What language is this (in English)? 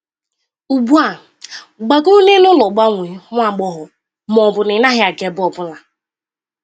Igbo